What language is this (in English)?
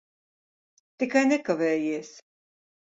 Latvian